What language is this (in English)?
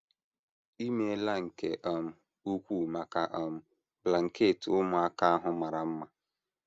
Igbo